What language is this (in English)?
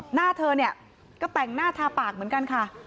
Thai